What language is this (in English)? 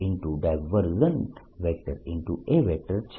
Gujarati